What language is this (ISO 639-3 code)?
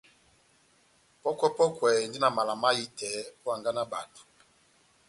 bnm